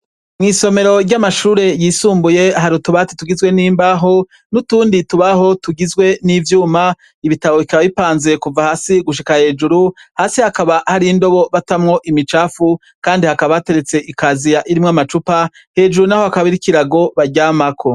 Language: Rundi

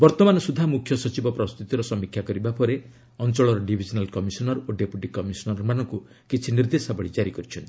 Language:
Odia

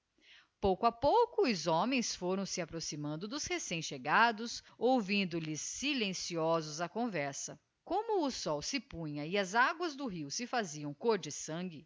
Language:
Portuguese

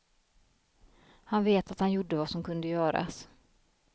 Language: Swedish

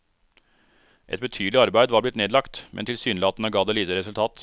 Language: Norwegian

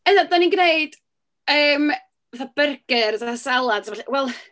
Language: Welsh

